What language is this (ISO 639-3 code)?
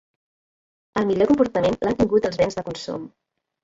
cat